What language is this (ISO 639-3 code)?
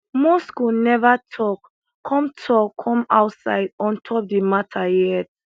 pcm